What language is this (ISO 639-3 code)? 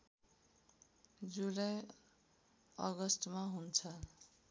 nep